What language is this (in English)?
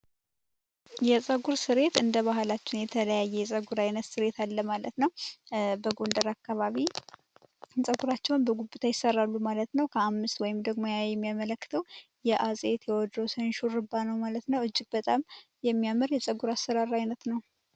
Amharic